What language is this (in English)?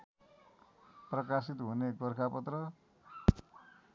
Nepali